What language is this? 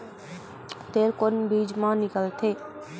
Chhattisgarhi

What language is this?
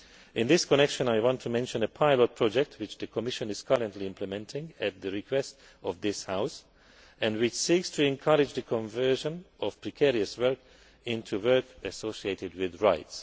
English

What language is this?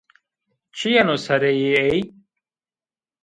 Zaza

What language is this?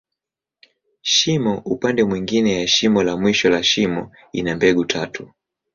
Swahili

